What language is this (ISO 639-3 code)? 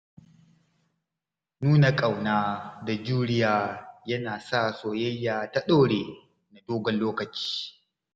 hau